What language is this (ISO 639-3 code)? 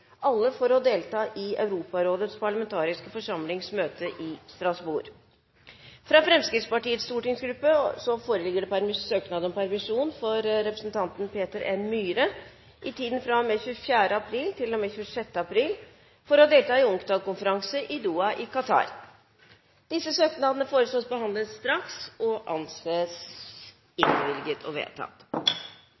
nob